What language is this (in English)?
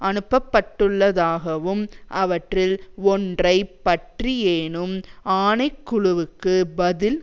Tamil